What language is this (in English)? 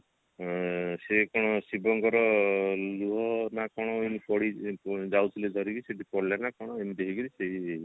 Odia